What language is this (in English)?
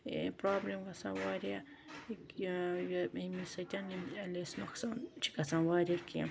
Kashmiri